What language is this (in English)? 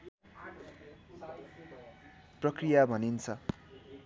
Nepali